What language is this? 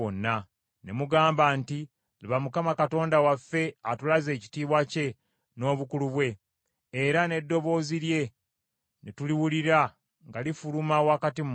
Ganda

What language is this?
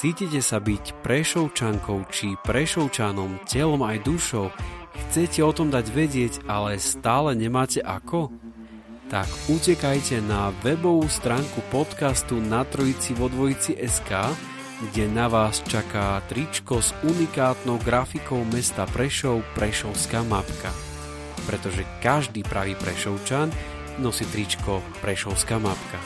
Slovak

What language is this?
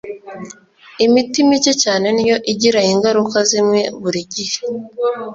Kinyarwanda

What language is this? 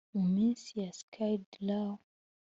Kinyarwanda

